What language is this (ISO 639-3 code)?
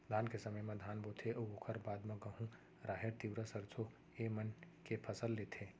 hne